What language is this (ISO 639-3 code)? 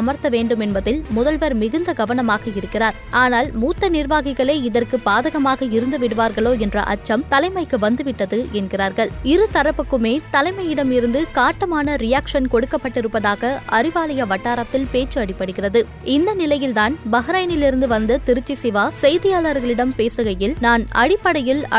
tam